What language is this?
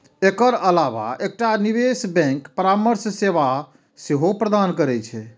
Maithili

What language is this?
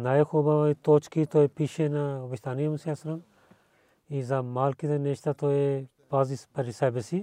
Bulgarian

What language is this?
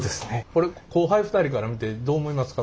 Japanese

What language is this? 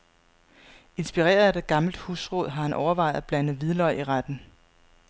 Danish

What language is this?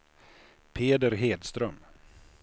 Swedish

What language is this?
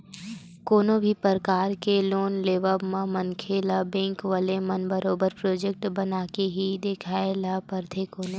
Chhattisgarhi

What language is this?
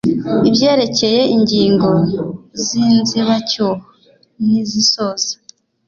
Kinyarwanda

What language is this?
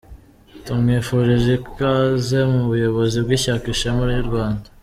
Kinyarwanda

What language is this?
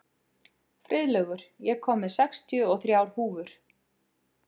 Icelandic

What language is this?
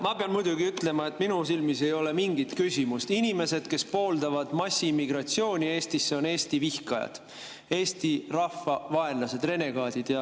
Estonian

